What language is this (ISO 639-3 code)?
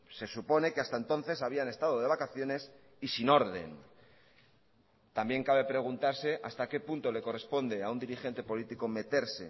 spa